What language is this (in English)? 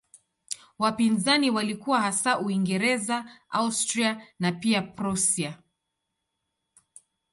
Swahili